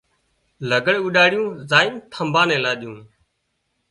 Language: Wadiyara Koli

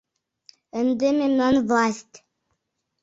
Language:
Mari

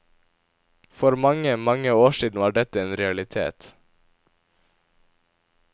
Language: Norwegian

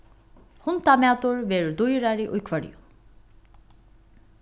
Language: Faroese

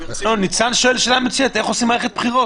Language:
Hebrew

